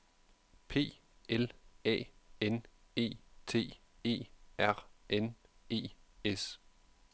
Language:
Danish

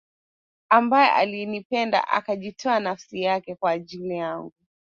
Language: Swahili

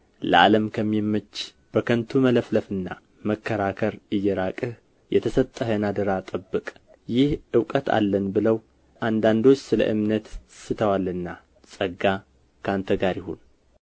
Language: Amharic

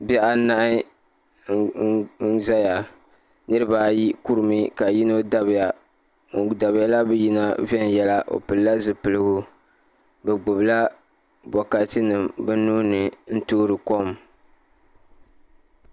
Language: Dagbani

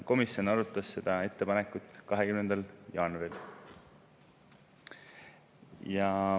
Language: Estonian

